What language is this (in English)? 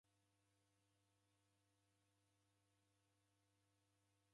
Taita